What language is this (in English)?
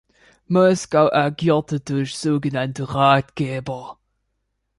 German